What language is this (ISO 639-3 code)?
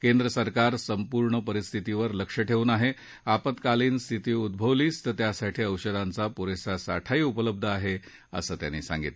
mar